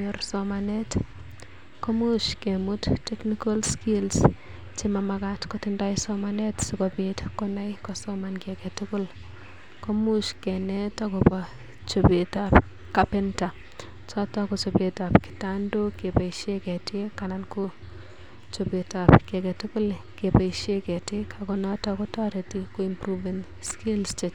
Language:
Kalenjin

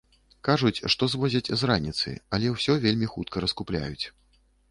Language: Belarusian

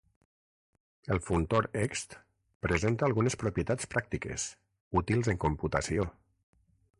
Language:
Catalan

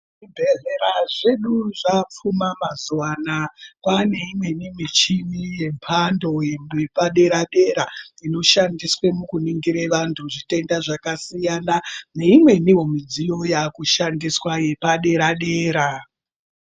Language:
Ndau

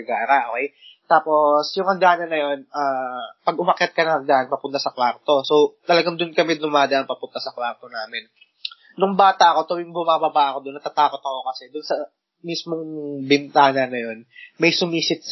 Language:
Filipino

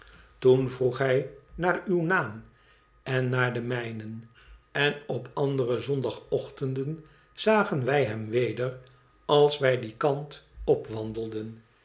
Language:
Dutch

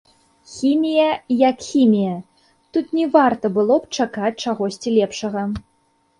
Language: Belarusian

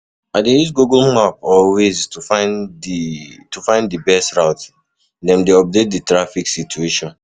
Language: Nigerian Pidgin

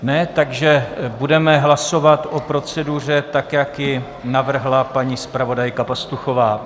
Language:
Czech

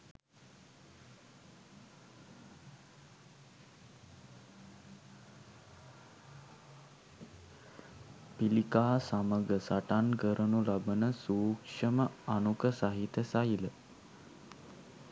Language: Sinhala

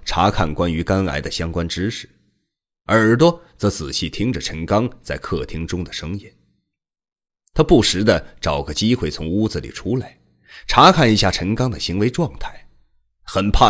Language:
Chinese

